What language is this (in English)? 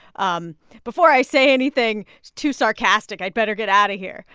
English